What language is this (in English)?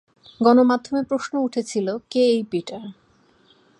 Bangla